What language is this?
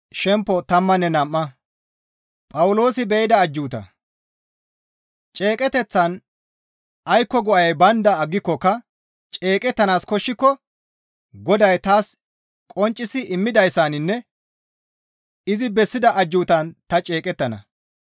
Gamo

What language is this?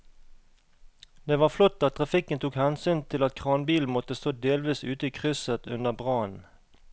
Norwegian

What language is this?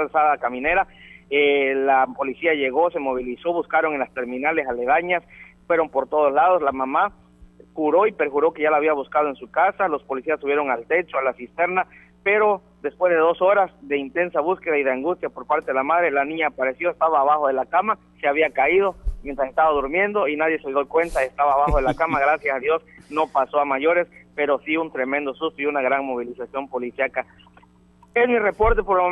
Spanish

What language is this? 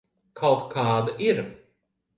Latvian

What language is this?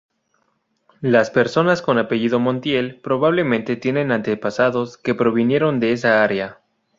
Spanish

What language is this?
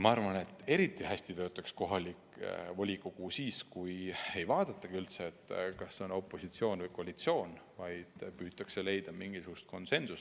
Estonian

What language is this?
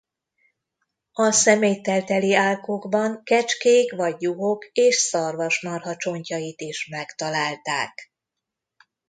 Hungarian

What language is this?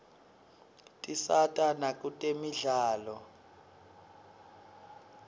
Swati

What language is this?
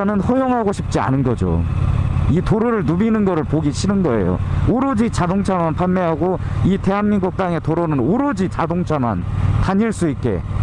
Korean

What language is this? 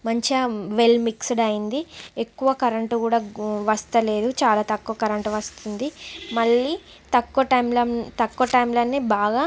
Telugu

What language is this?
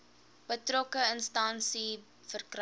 Afrikaans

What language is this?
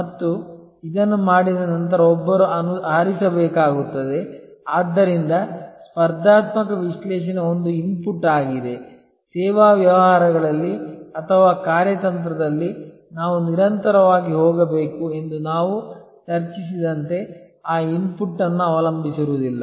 Kannada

